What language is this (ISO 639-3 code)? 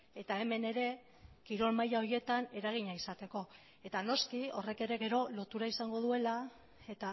eus